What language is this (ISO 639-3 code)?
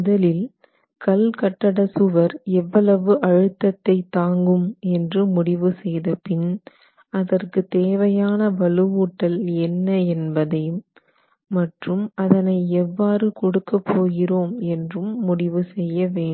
tam